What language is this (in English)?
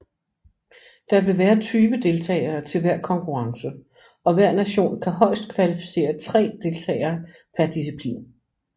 Danish